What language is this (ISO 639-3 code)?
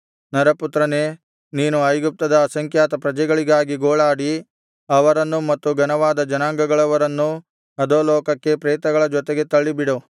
kan